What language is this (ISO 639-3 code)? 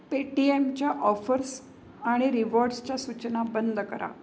mar